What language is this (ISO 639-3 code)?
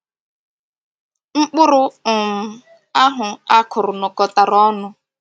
ibo